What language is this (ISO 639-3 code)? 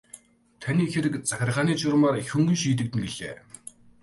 mon